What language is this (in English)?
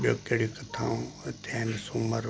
Sindhi